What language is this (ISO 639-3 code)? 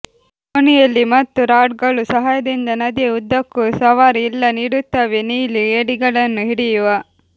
kan